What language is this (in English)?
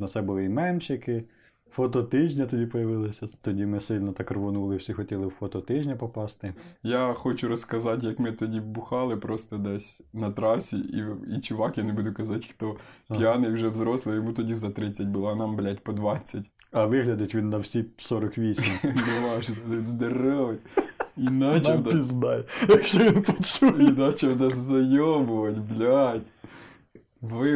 Ukrainian